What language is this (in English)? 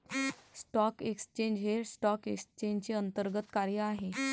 Marathi